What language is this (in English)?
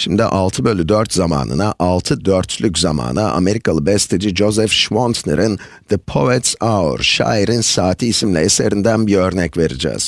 Turkish